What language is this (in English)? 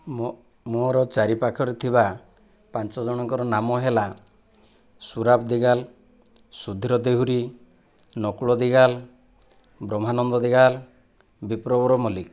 Odia